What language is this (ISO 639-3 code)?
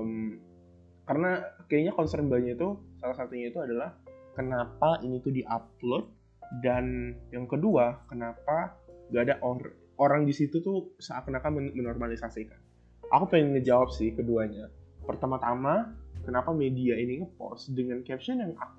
ind